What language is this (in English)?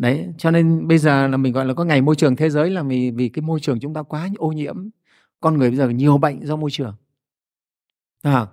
Vietnamese